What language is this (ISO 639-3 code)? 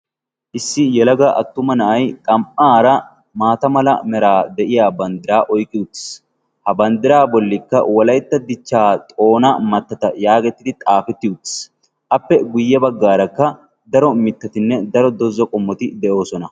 wal